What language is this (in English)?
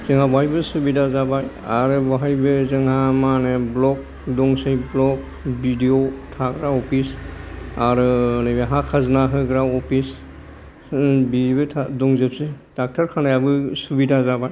Bodo